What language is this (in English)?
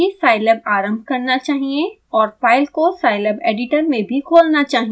Hindi